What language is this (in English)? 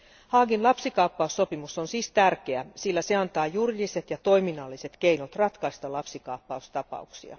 Finnish